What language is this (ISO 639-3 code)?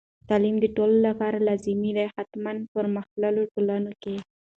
pus